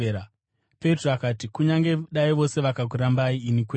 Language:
Shona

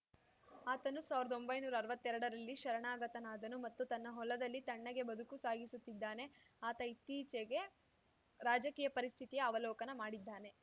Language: Kannada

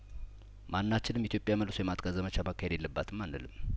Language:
Amharic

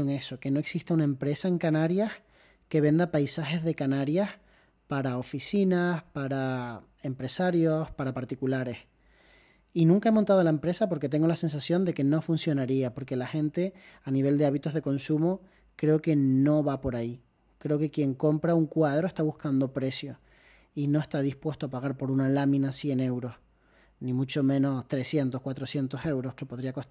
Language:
Spanish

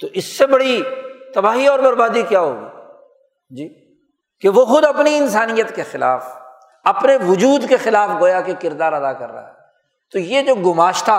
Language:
Urdu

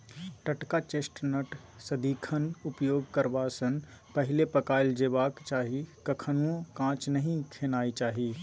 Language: Maithili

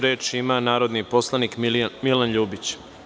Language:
Serbian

